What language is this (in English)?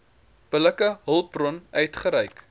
Afrikaans